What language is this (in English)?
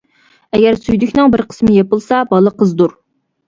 Uyghur